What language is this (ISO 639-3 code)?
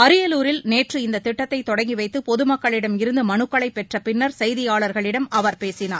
tam